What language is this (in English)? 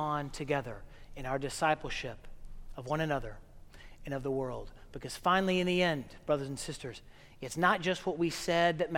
English